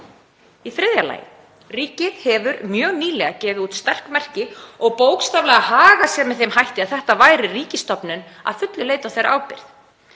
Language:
Icelandic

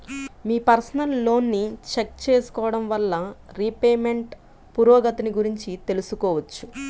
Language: Telugu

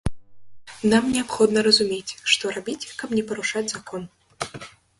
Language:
Belarusian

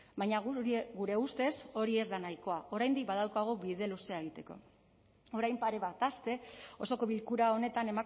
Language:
Basque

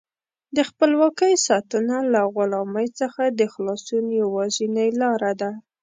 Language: Pashto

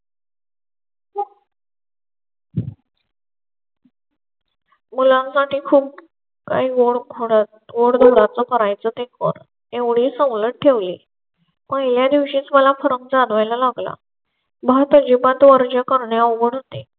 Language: Marathi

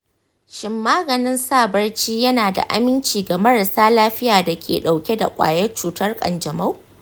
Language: Hausa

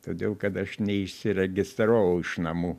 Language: Lithuanian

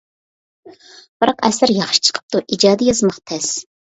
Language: Uyghur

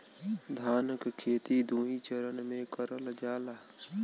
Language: Bhojpuri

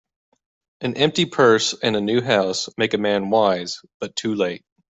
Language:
English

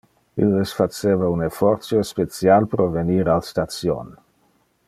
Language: Interlingua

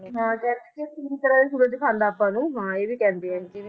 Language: Punjabi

